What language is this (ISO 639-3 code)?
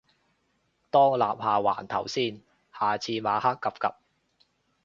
yue